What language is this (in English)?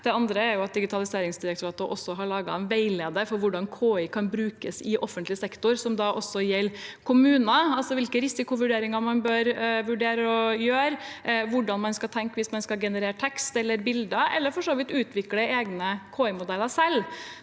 Norwegian